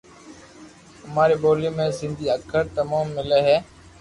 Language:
Loarki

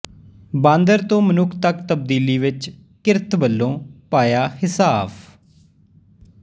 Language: Punjabi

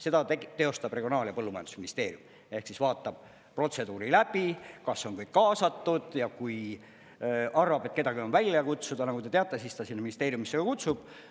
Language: Estonian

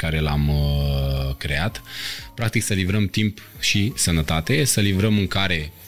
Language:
Romanian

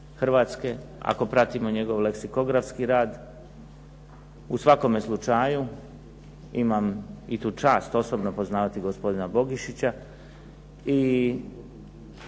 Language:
Croatian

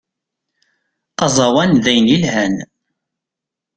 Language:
Kabyle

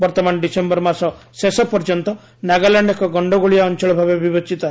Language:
Odia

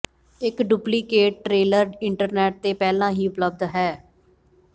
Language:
Punjabi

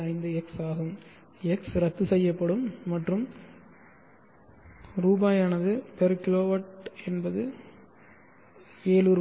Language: Tamil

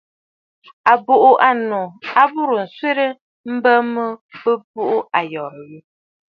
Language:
Bafut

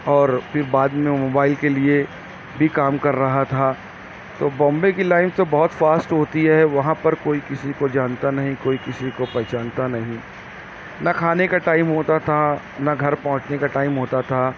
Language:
Urdu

